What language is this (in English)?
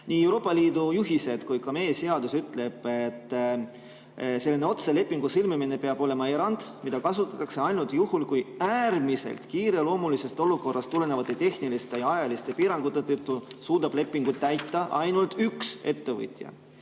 Estonian